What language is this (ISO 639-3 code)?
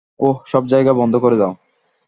ben